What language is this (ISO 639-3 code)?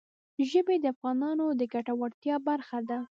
pus